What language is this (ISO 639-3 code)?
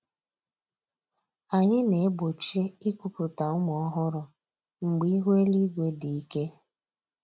ibo